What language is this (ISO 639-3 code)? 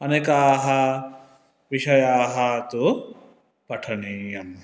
san